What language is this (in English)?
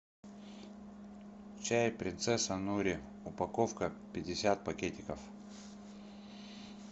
Russian